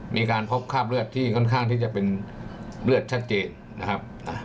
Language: Thai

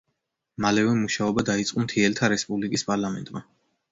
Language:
Georgian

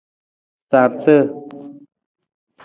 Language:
Nawdm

